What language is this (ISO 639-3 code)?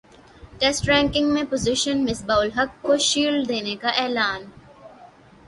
urd